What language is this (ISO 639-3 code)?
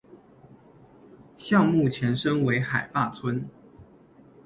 zho